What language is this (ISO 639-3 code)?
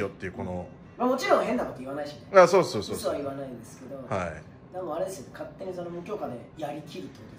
jpn